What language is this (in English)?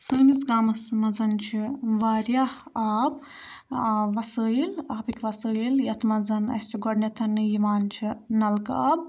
Kashmiri